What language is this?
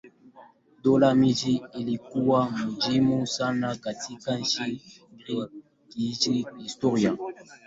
Swahili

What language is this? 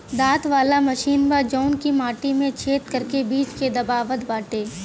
Bhojpuri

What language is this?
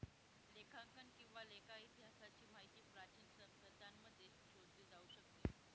Marathi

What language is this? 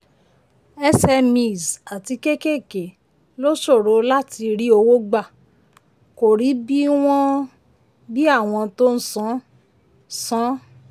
Yoruba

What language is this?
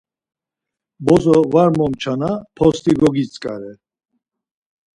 Laz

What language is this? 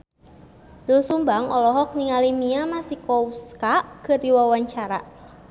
Sundanese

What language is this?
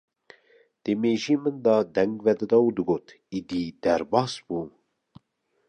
Kurdish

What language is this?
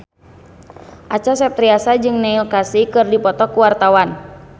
Sundanese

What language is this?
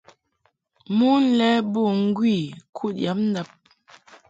Mungaka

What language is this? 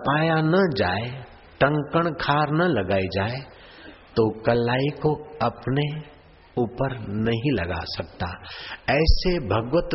Hindi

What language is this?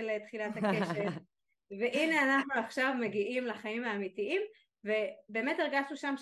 Hebrew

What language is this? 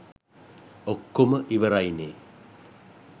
Sinhala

